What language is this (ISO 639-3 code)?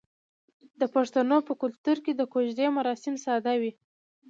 pus